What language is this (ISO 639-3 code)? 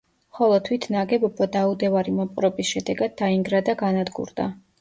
kat